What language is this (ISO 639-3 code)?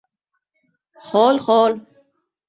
uzb